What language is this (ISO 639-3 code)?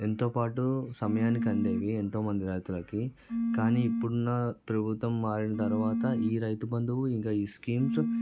tel